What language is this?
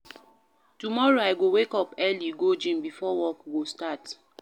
Nigerian Pidgin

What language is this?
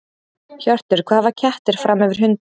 Icelandic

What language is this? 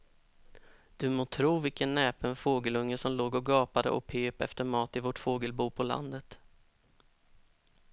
Swedish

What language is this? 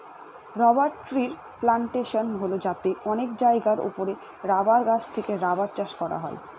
Bangla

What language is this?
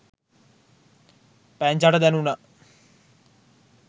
Sinhala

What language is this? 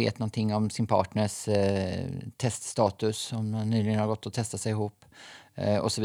Swedish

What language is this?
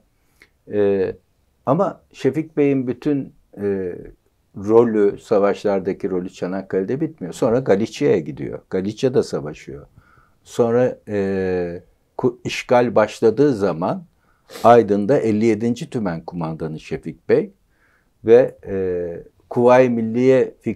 Turkish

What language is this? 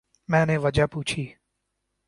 Urdu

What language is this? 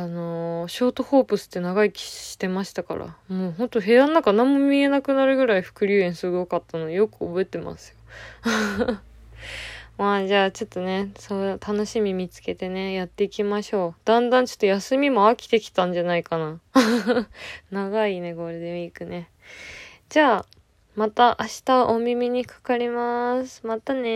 Japanese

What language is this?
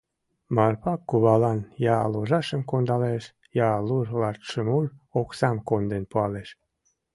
Mari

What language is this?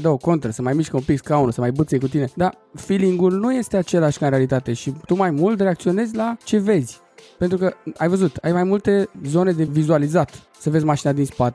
Romanian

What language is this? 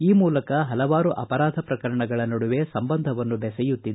Kannada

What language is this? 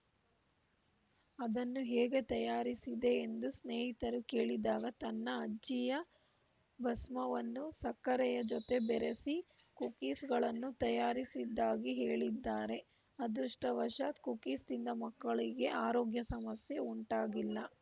Kannada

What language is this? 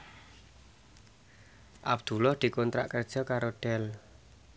Javanese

